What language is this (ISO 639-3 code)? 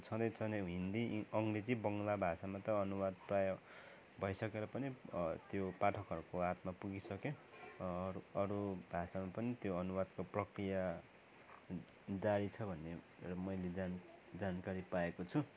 nep